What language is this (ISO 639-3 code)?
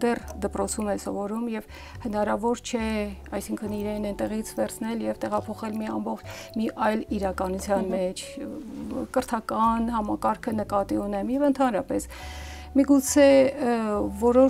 ron